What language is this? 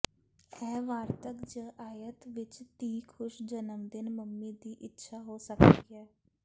Punjabi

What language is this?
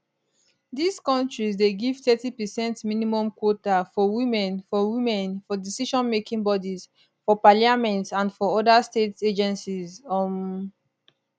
Nigerian Pidgin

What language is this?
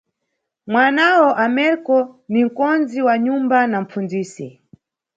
Nyungwe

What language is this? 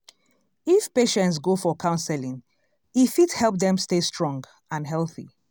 Nigerian Pidgin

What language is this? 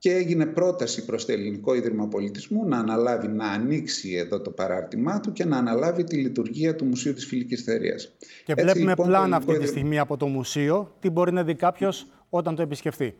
Greek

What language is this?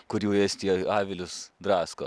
Lithuanian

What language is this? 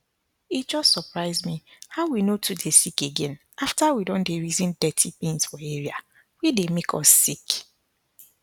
Nigerian Pidgin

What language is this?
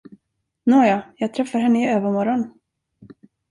Swedish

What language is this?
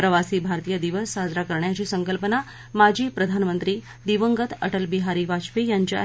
Marathi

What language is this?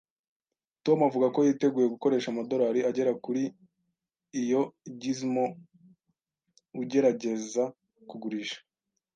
Kinyarwanda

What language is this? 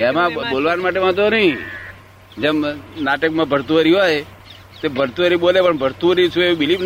Gujarati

